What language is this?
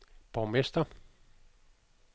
Danish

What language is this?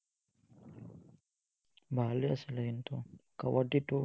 Assamese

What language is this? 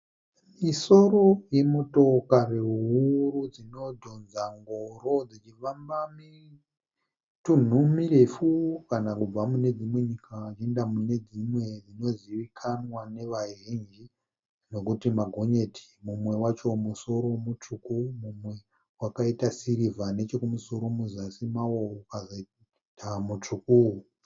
Shona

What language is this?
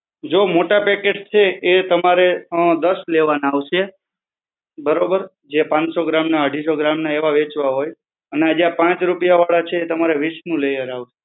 Gujarati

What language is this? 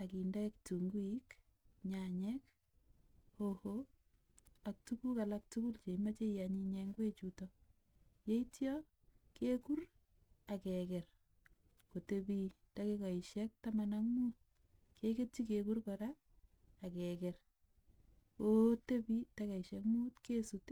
Kalenjin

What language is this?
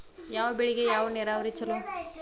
Kannada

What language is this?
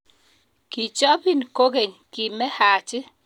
Kalenjin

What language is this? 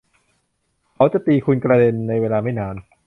Thai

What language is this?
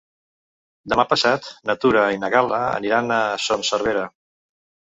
Catalan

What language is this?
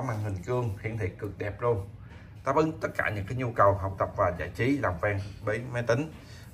Vietnamese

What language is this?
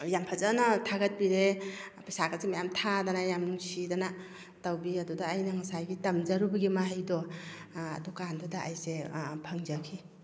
Manipuri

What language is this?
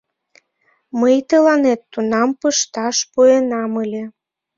Mari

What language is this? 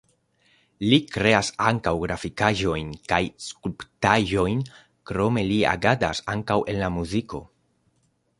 Esperanto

